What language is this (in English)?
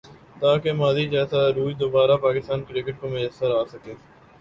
Urdu